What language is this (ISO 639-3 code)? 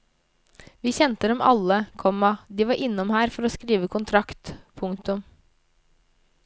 nor